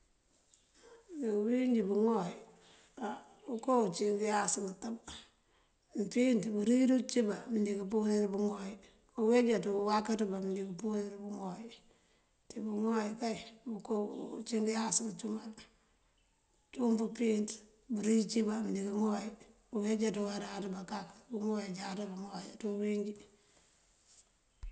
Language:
Mandjak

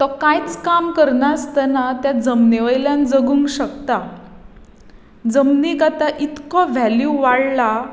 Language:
Konkani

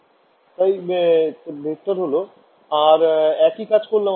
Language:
Bangla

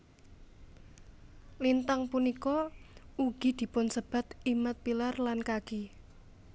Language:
Javanese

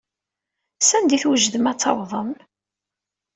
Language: Kabyle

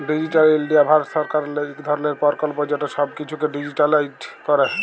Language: Bangla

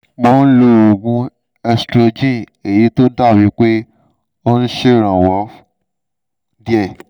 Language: Yoruba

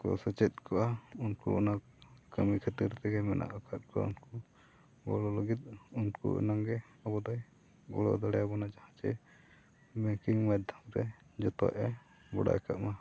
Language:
Santali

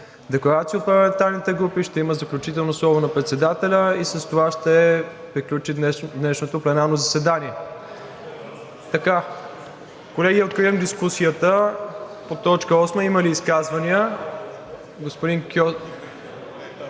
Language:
Bulgarian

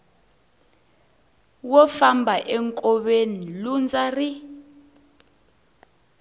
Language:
Tsonga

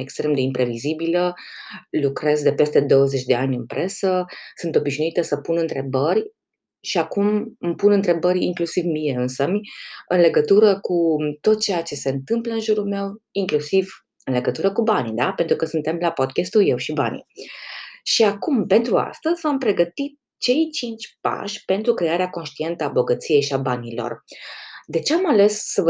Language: Romanian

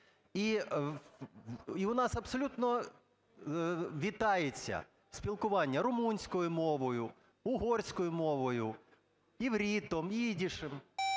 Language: Ukrainian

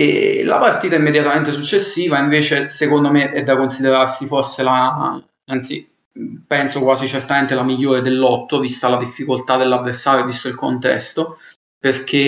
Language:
Italian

